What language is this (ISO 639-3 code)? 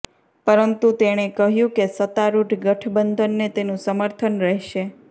guj